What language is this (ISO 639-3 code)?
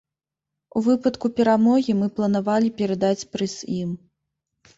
bel